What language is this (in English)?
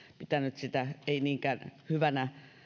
Finnish